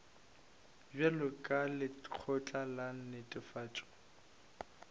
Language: Northern Sotho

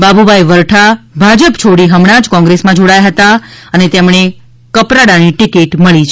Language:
Gujarati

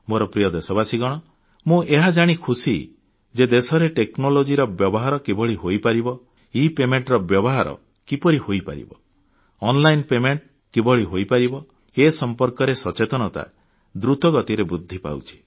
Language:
Odia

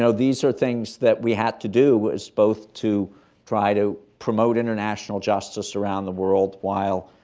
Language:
English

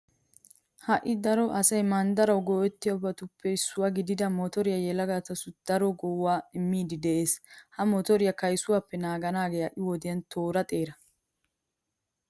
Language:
Wolaytta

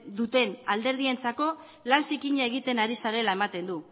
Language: Basque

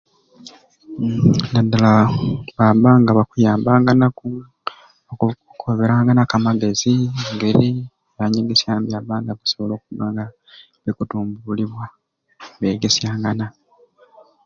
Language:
Ruuli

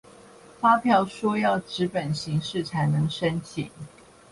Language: Chinese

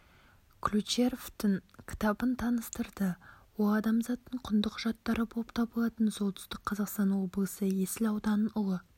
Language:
Kazakh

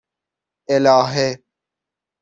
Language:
Persian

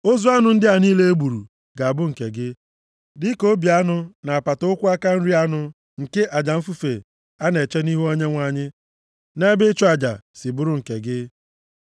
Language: Igbo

